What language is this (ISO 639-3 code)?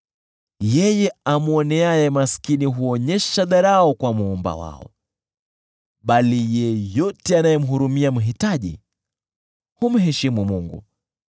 swa